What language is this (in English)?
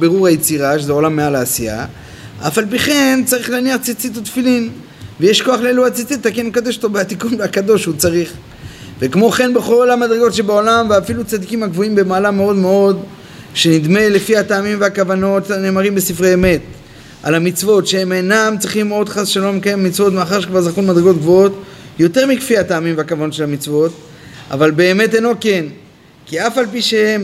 Hebrew